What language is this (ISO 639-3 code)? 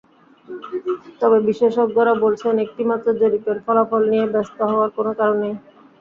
ben